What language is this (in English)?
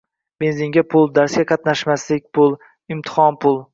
Uzbek